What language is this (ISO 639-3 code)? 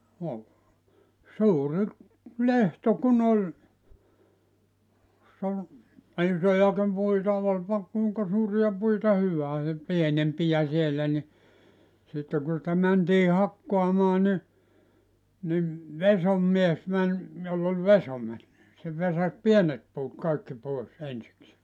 fin